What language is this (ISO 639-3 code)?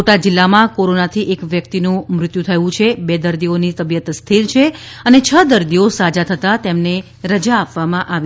guj